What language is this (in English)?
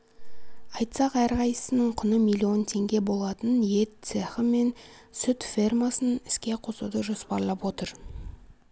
Kazakh